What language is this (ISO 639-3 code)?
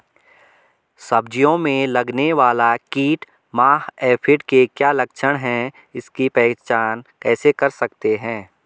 hin